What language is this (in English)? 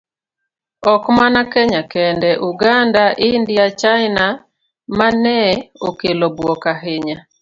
Luo (Kenya and Tanzania)